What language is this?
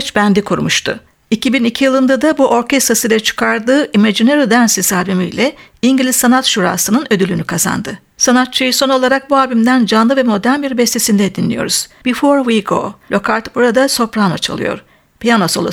Turkish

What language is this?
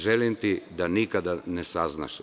Serbian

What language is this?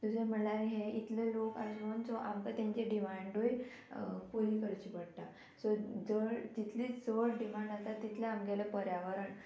Konkani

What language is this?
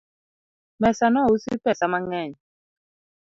Luo (Kenya and Tanzania)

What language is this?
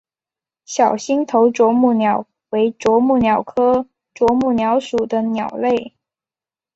Chinese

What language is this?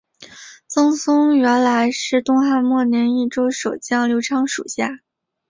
Chinese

